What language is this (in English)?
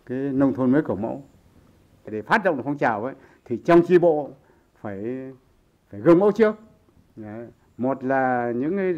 Vietnamese